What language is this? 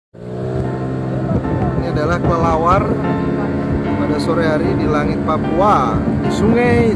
Indonesian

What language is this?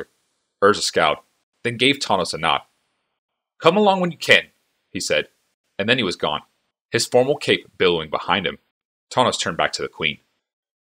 English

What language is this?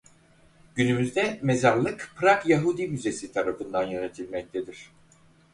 Turkish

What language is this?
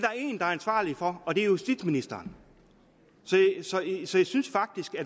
Danish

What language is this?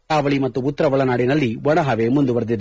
Kannada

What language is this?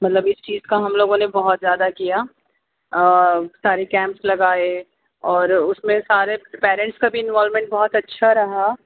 Urdu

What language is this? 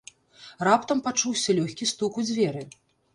Belarusian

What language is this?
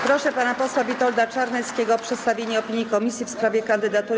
Polish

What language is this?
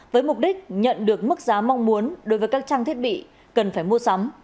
Vietnamese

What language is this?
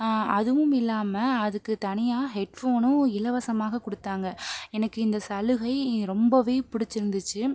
Tamil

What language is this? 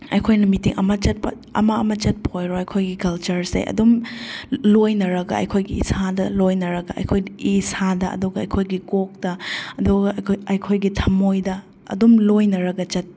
Manipuri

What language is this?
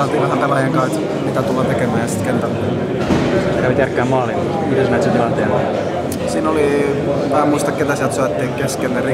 Finnish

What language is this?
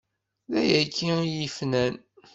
Kabyle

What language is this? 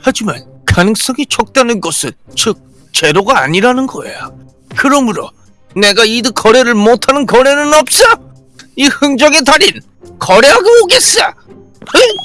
Korean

